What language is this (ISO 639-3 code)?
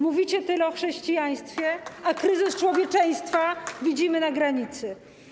pol